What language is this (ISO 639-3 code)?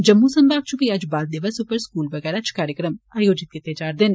doi